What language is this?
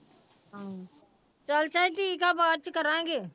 Punjabi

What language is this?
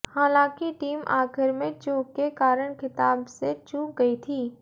Hindi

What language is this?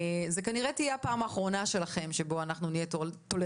Hebrew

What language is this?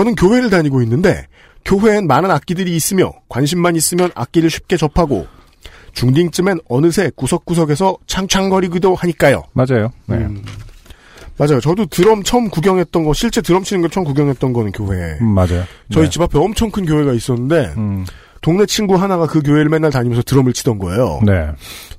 Korean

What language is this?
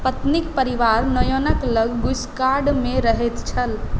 Maithili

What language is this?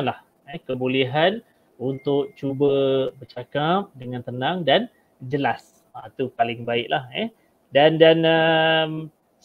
Malay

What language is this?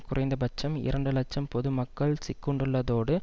Tamil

